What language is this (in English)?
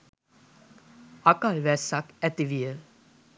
Sinhala